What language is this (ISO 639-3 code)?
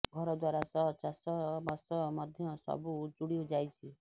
ori